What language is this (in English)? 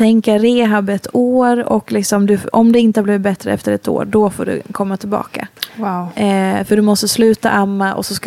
Swedish